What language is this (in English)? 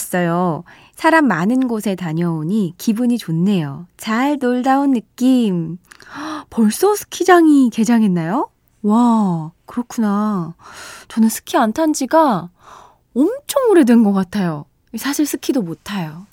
Korean